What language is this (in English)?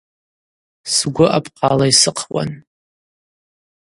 Abaza